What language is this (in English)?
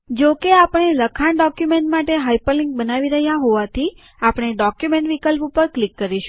Gujarati